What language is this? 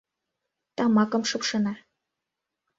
Mari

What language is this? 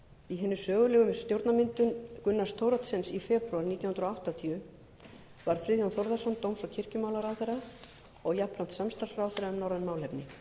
Icelandic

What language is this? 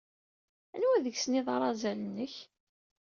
Kabyle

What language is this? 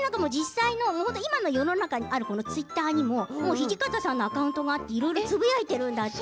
Japanese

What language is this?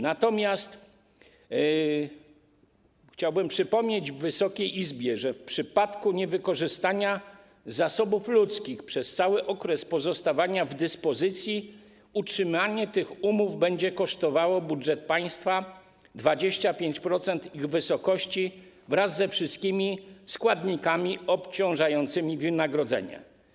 Polish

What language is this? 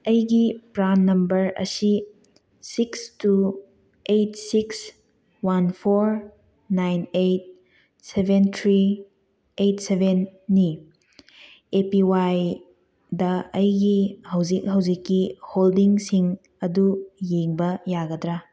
Manipuri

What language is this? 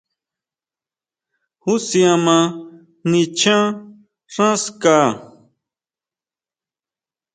Huautla Mazatec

